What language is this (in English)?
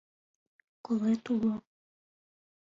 Mari